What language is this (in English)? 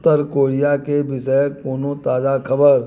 Maithili